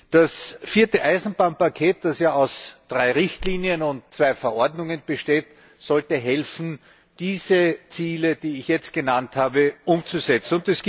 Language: German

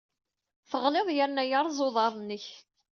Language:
Kabyle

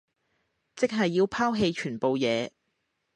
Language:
Cantonese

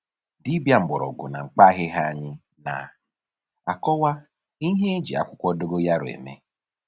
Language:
Igbo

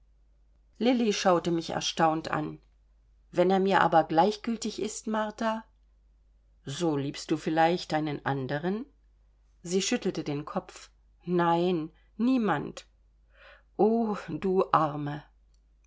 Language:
German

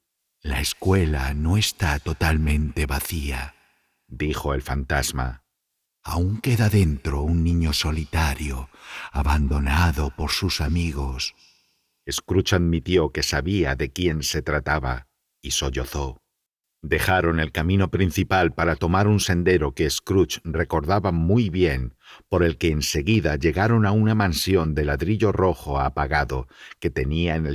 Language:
Spanish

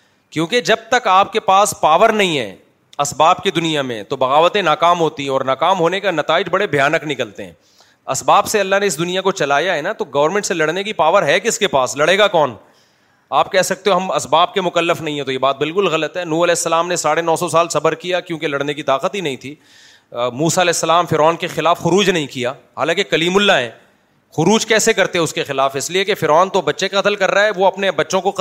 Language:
Urdu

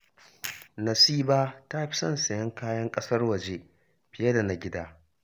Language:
Hausa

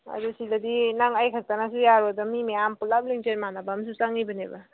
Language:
Manipuri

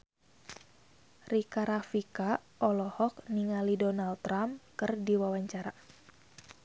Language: Sundanese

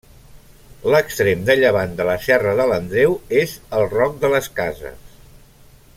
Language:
Catalan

